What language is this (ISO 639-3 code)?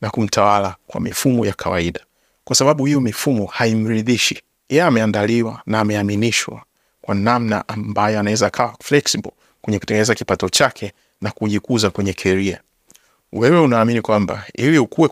swa